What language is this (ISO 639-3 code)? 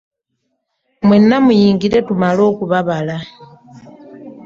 lug